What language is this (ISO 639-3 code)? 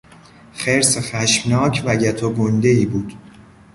fas